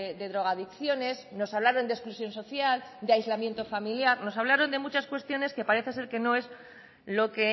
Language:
Spanish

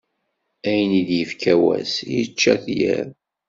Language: Kabyle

